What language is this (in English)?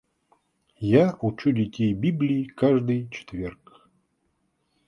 Russian